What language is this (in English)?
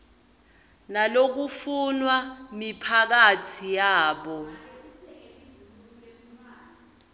Swati